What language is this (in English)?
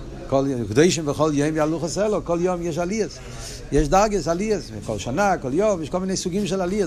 Hebrew